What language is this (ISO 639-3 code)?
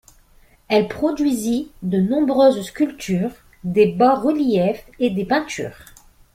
fra